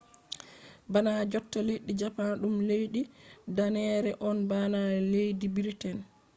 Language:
Fula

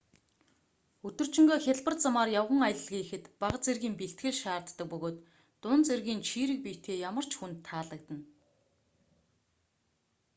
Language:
Mongolian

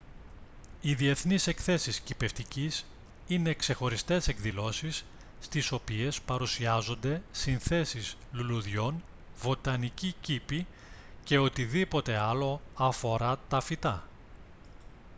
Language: Greek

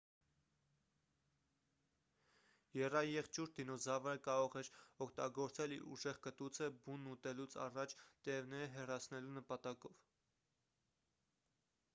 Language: Armenian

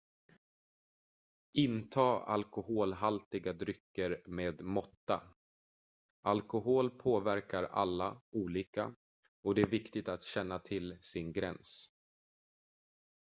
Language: Swedish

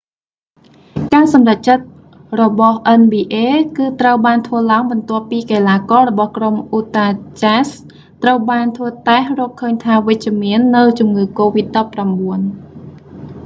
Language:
Khmer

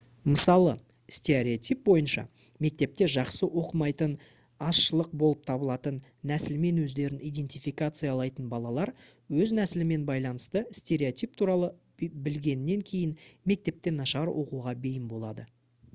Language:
Kazakh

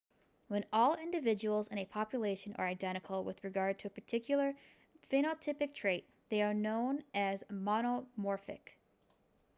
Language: English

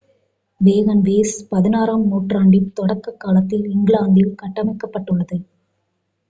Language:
Tamil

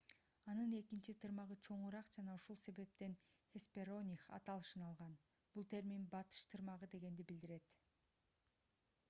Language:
Kyrgyz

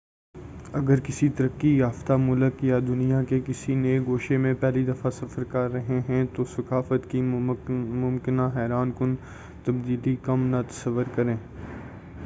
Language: Urdu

